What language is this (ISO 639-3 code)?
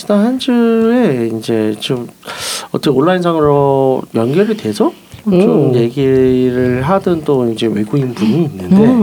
kor